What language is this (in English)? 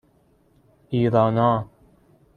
Persian